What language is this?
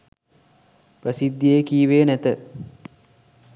Sinhala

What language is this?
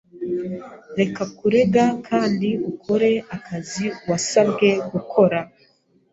Kinyarwanda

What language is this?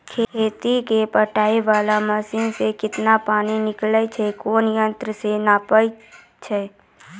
Maithili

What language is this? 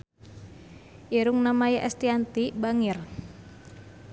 Sundanese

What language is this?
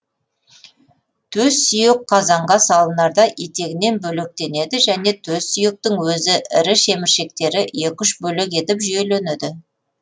Kazakh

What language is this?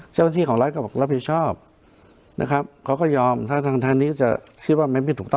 Thai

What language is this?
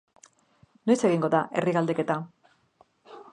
Basque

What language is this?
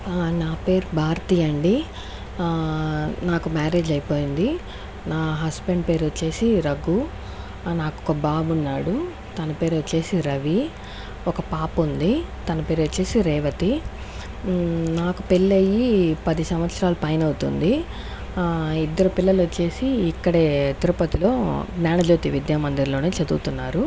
Telugu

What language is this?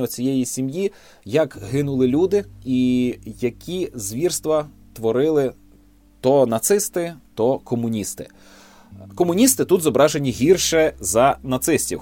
Ukrainian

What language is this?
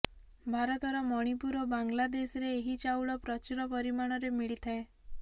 Odia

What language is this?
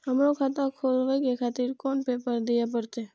Maithili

